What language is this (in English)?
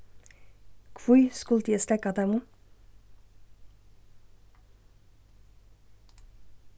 Faroese